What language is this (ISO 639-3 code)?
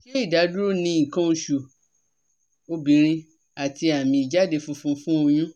yor